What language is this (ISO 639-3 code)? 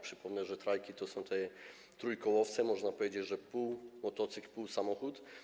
pol